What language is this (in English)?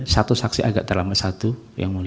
Indonesian